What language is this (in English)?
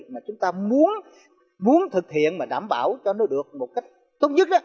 Vietnamese